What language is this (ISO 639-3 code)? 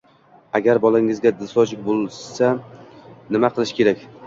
uzb